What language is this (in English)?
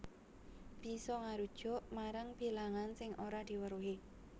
Javanese